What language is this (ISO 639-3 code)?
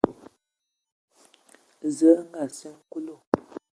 ewo